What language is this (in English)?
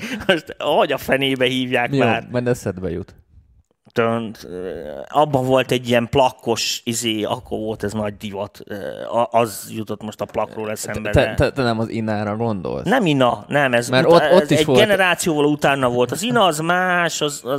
Hungarian